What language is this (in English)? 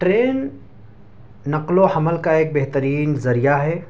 Urdu